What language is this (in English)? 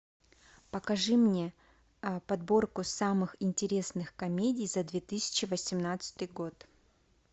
Russian